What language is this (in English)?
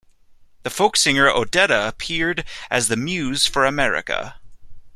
English